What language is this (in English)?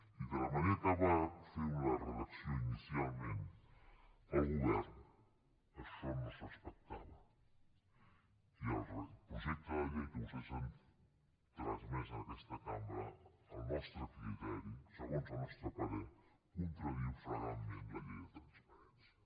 Catalan